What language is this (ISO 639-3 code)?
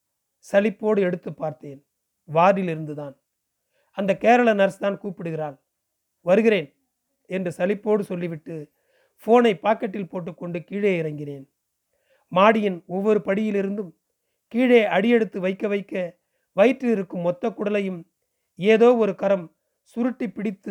tam